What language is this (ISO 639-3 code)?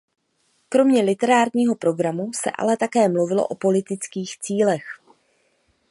ces